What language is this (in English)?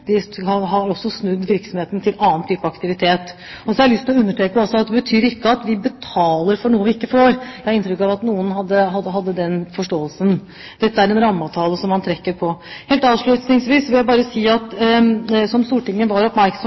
Norwegian Bokmål